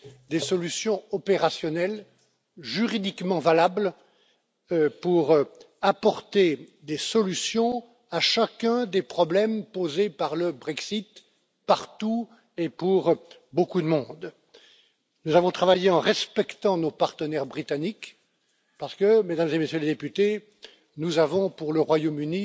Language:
French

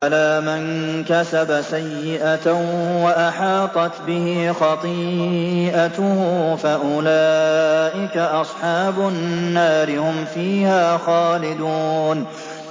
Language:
Arabic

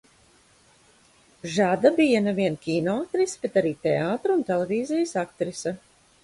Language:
Latvian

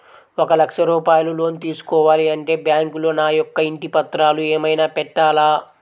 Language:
Telugu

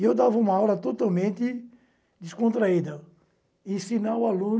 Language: Portuguese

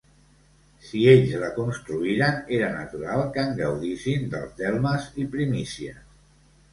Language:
Catalan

